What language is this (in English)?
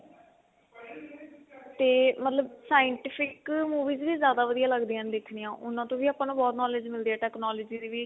Punjabi